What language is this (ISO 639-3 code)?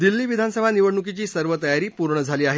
mar